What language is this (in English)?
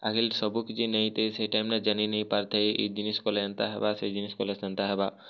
Odia